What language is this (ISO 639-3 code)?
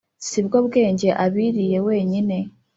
kin